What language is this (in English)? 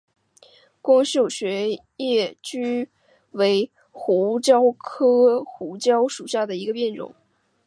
Chinese